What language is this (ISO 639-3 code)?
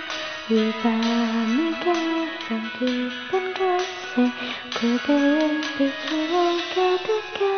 ind